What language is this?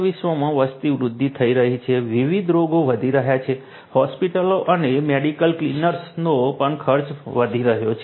Gujarati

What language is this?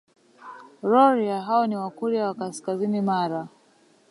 Swahili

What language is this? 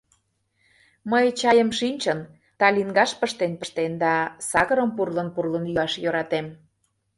Mari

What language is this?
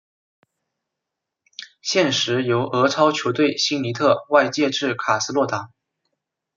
Chinese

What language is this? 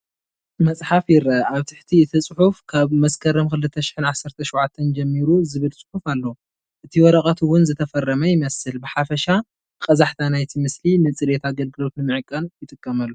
Tigrinya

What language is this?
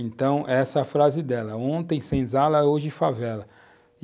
Portuguese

